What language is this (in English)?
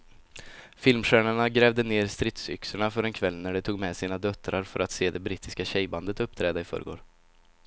Swedish